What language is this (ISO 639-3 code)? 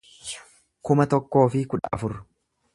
orm